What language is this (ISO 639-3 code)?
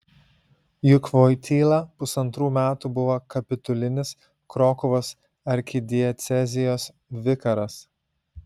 lit